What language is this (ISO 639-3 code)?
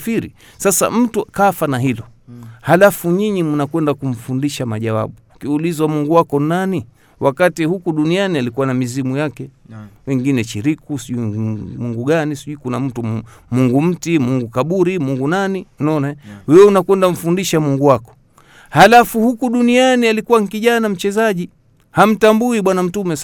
swa